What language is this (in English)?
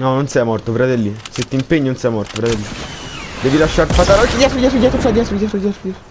Italian